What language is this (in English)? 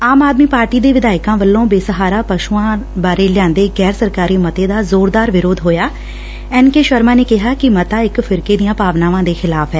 Punjabi